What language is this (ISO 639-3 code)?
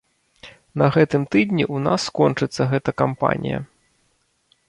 bel